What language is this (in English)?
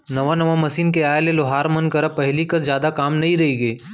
Chhattisgarhi